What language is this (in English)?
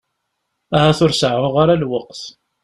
Kabyle